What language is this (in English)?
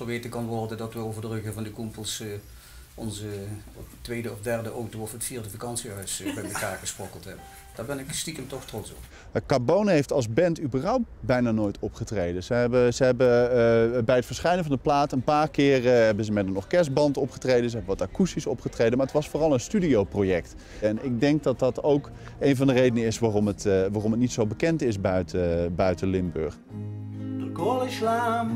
Dutch